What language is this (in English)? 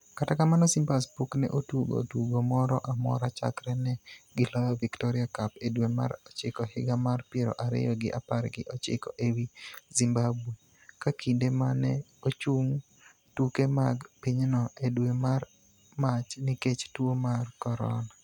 Luo (Kenya and Tanzania)